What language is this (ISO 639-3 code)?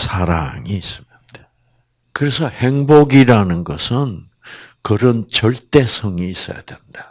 kor